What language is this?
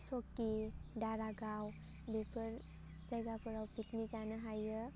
Bodo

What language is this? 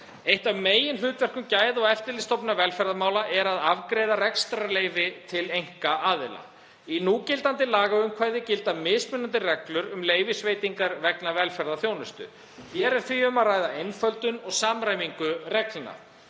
Icelandic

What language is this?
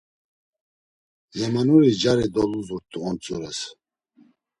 Laz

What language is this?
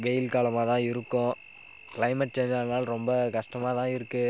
Tamil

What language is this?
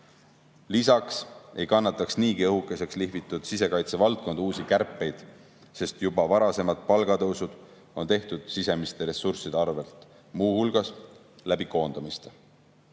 Estonian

